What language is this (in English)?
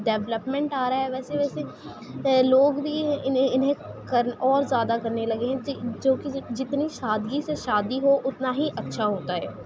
Urdu